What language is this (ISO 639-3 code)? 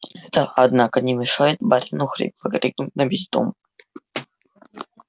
rus